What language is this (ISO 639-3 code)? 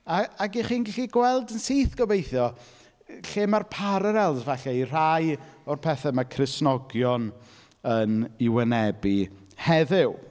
cym